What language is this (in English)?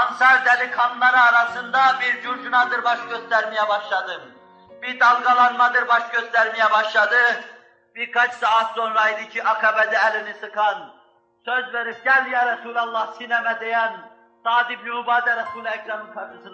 Turkish